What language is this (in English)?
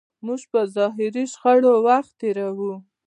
Pashto